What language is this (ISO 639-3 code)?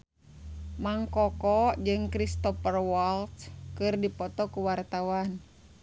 sun